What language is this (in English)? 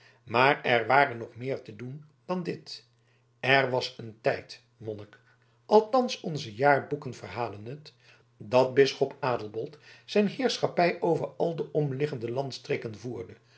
Dutch